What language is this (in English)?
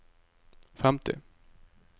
Norwegian